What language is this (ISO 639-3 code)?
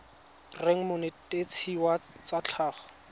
tsn